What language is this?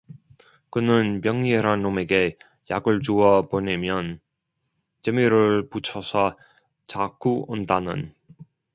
Korean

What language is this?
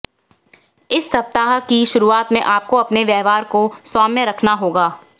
Hindi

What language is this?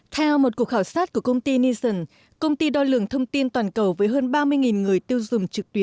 Vietnamese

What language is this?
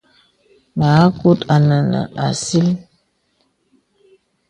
Bebele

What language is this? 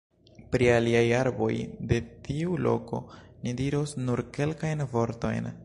Esperanto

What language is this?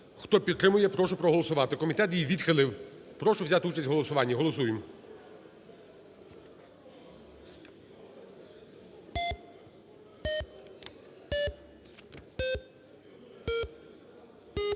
Ukrainian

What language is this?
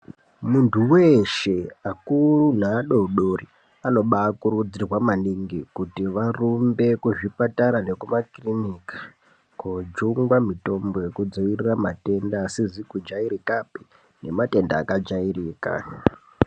Ndau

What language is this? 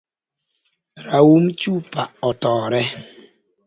Luo (Kenya and Tanzania)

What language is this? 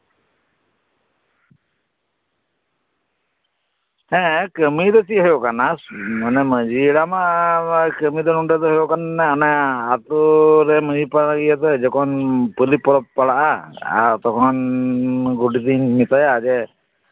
Santali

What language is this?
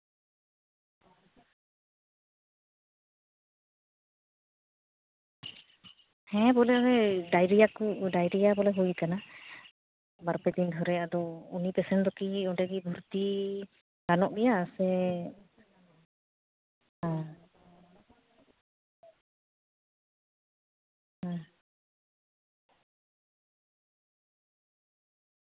Santali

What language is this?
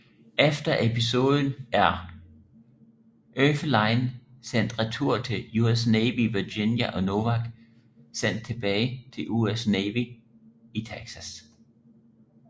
Danish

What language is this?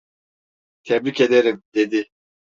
Turkish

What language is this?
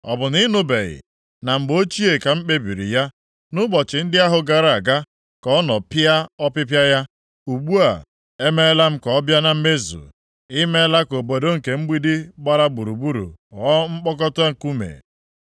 Igbo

